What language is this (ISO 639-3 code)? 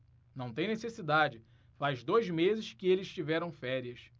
por